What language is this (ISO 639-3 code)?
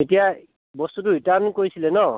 asm